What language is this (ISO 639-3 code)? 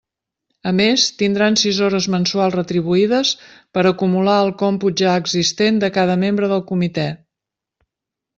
cat